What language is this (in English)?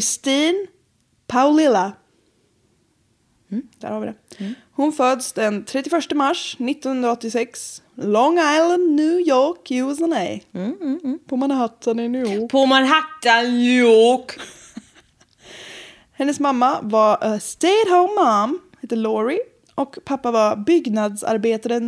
Swedish